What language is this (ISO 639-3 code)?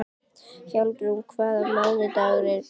isl